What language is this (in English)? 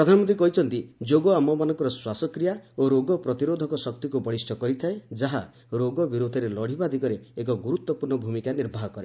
Odia